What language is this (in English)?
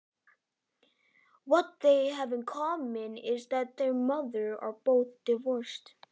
Icelandic